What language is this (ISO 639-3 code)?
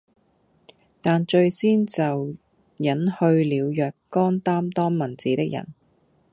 yue